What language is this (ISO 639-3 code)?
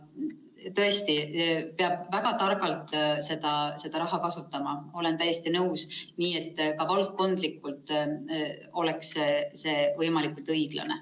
est